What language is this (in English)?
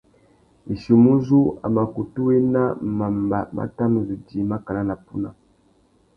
Tuki